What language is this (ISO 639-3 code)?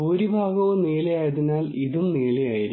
mal